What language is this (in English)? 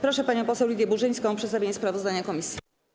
Polish